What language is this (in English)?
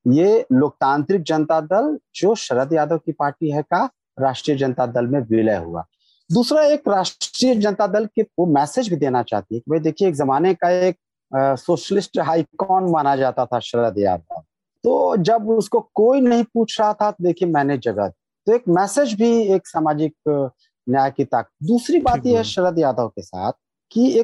Hindi